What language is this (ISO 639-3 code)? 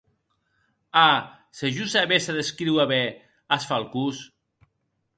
oci